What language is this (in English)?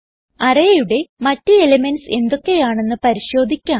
Malayalam